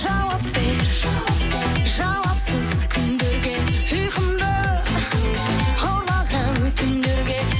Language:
Kazakh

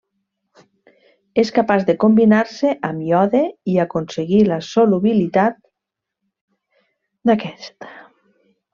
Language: Catalan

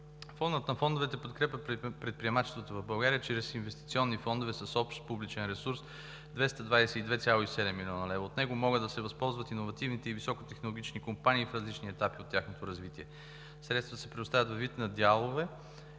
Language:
Bulgarian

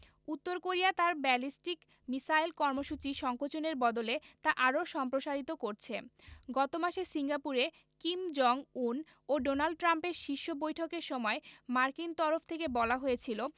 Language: Bangla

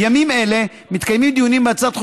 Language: Hebrew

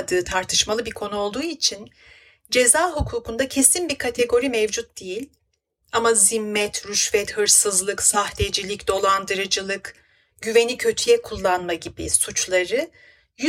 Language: Turkish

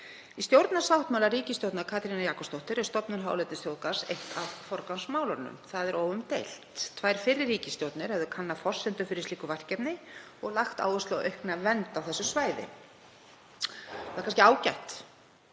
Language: Icelandic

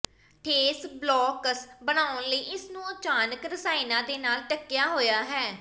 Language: Punjabi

